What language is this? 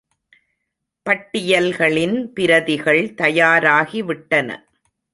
Tamil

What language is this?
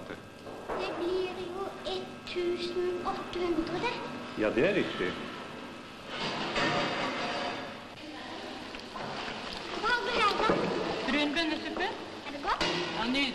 Norwegian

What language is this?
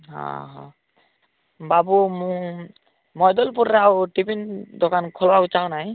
Odia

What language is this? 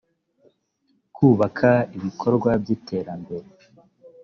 Kinyarwanda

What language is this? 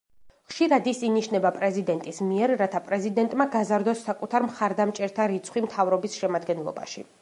Georgian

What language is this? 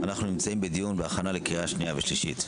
Hebrew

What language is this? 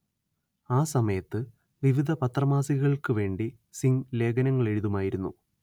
Malayalam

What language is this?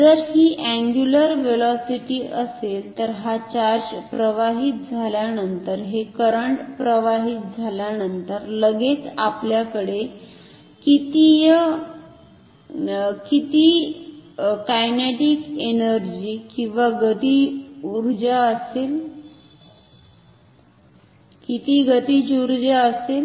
Marathi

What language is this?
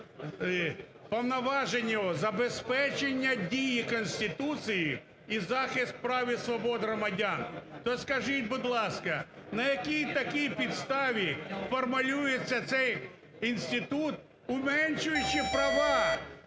Ukrainian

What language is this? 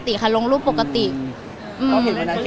Thai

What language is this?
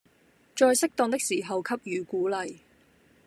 Cantonese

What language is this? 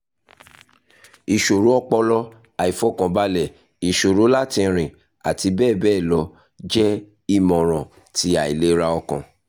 Yoruba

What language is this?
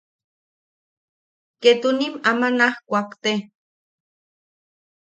Yaqui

